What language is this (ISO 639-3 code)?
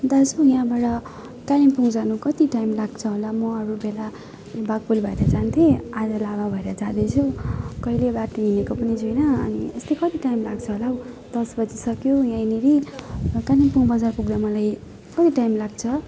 nep